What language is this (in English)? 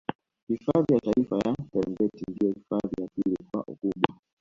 Swahili